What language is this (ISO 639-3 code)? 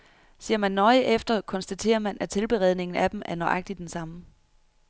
dan